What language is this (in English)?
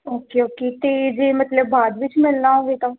Punjabi